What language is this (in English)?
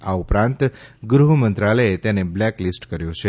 Gujarati